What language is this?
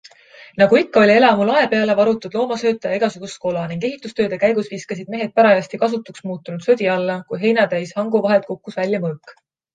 Estonian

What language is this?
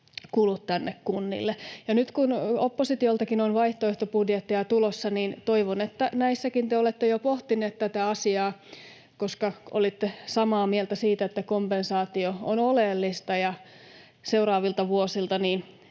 Finnish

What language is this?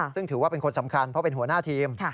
Thai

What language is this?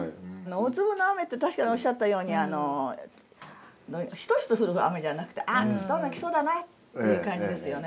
Japanese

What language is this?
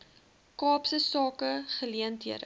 Afrikaans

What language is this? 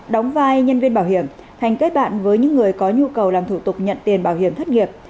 Vietnamese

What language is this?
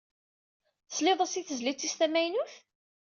Kabyle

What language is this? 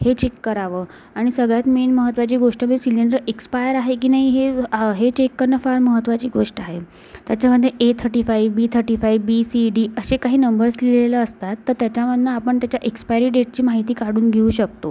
Marathi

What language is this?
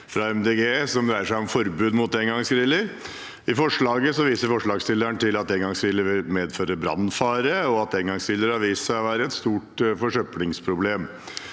Norwegian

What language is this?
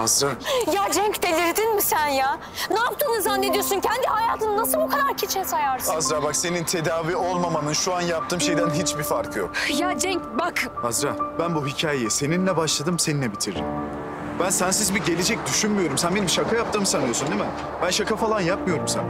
Turkish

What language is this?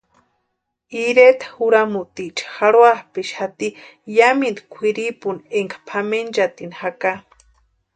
Western Highland Purepecha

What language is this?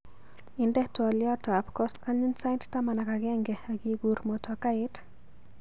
Kalenjin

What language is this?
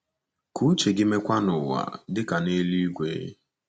Igbo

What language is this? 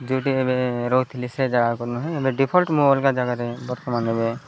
Odia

